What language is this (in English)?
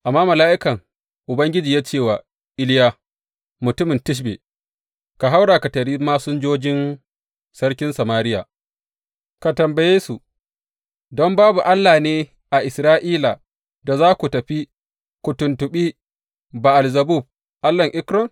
Hausa